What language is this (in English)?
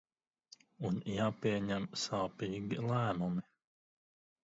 Latvian